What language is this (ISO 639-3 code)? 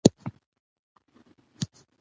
pus